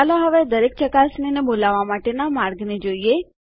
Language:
Gujarati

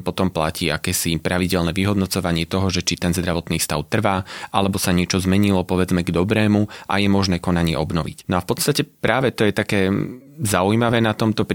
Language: Slovak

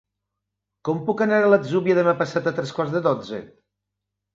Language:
Catalan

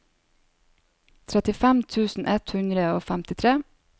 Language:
Norwegian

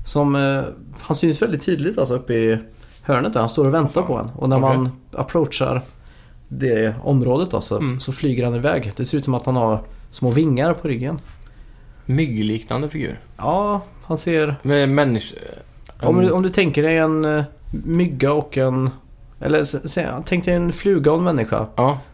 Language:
Swedish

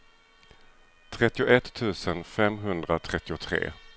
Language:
Swedish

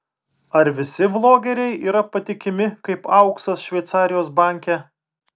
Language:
Lithuanian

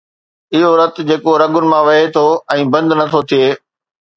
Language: Sindhi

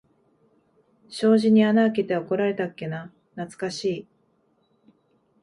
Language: Japanese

